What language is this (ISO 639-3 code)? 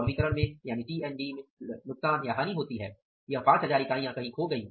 hin